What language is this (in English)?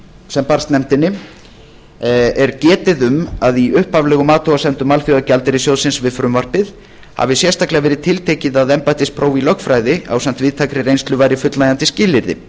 Icelandic